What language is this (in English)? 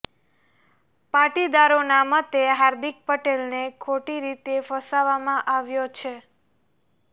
Gujarati